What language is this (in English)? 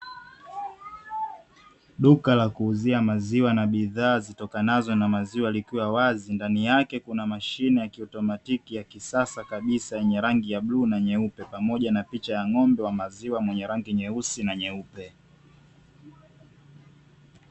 Swahili